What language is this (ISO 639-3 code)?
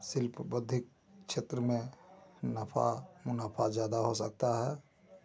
hin